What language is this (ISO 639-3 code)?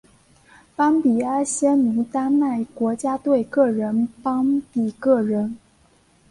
zho